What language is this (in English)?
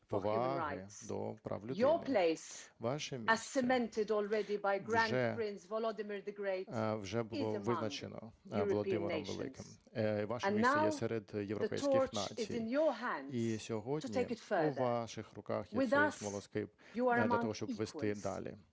Ukrainian